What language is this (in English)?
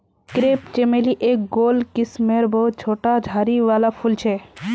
Magahi